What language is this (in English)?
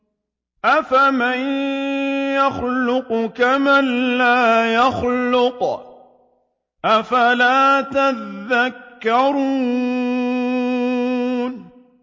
Arabic